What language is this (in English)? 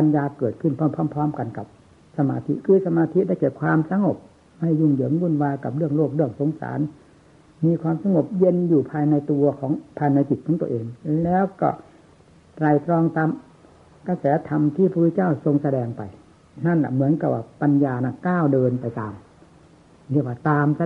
Thai